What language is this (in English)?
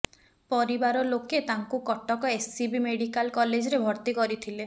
Odia